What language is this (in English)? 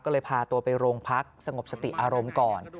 Thai